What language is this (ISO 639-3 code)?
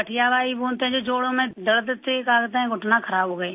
urd